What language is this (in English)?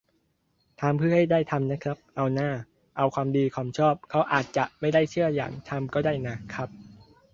Thai